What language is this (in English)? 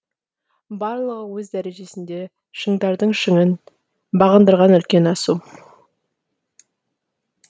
Kazakh